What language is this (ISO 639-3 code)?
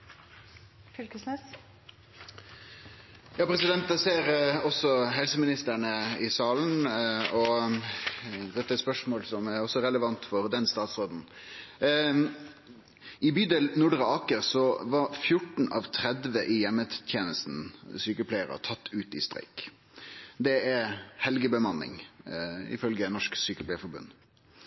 nno